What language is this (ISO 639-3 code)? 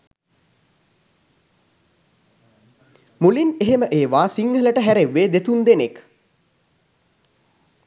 sin